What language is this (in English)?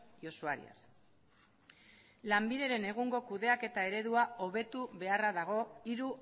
Basque